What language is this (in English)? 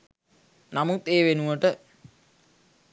Sinhala